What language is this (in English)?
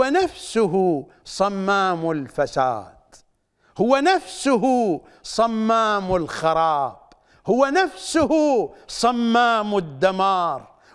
Arabic